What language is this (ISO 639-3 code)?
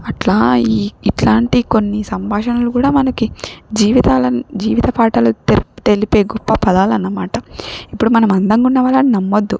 tel